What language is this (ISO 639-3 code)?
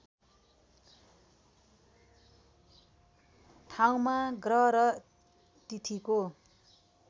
nep